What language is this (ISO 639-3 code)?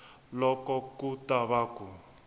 tso